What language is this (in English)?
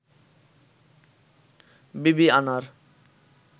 Bangla